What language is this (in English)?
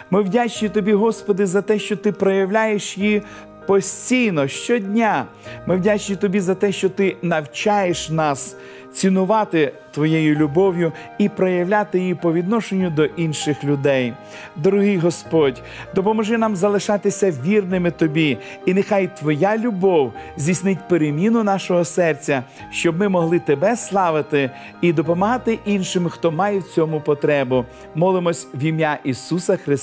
Ukrainian